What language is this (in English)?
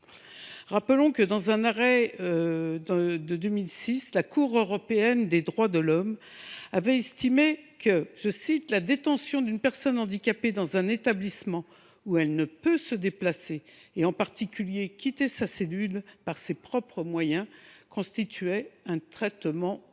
French